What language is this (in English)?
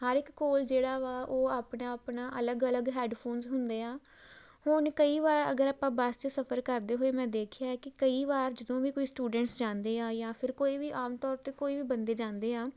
Punjabi